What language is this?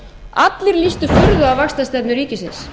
Icelandic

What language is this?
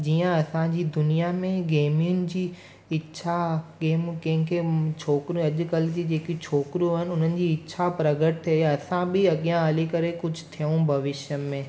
Sindhi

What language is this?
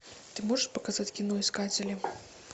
Russian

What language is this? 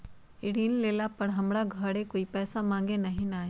Magahi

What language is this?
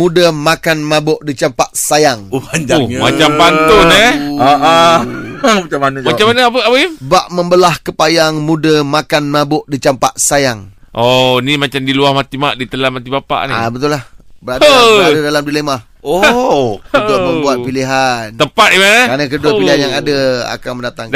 Malay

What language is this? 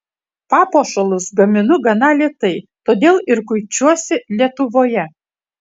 Lithuanian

